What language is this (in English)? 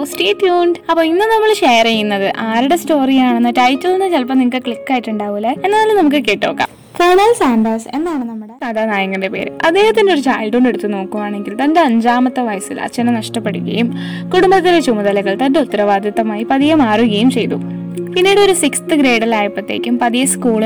Malayalam